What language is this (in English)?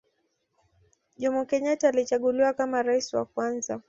Swahili